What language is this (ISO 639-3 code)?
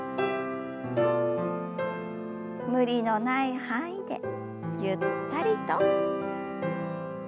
jpn